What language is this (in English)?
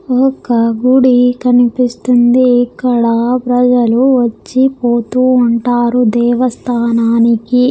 Telugu